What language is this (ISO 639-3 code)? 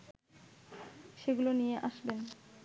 ben